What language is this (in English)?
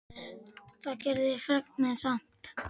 Icelandic